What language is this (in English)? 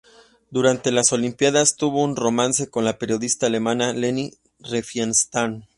Spanish